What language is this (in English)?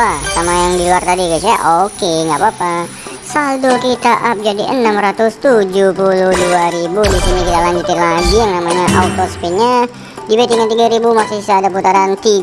Indonesian